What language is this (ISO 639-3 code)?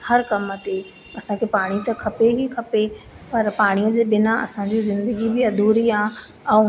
snd